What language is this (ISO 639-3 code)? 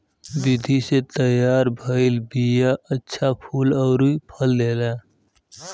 bho